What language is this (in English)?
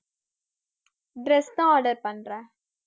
Tamil